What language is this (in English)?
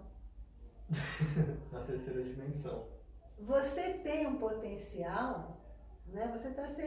Portuguese